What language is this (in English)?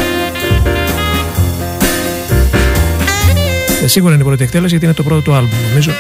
Greek